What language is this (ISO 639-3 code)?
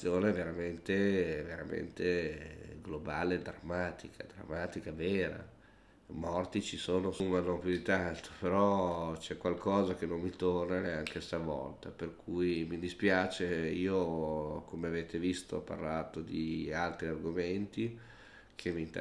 ita